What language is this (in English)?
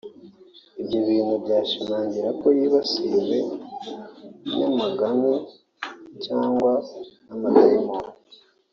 Kinyarwanda